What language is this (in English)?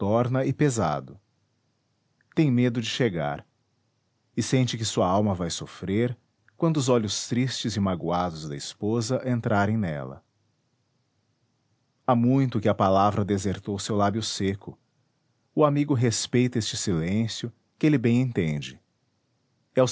Portuguese